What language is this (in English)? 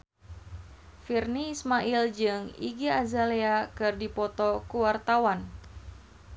Sundanese